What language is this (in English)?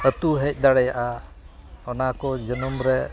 Santali